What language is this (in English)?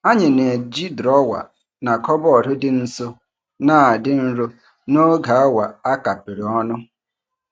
Igbo